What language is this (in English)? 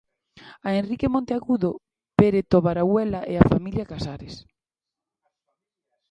Galician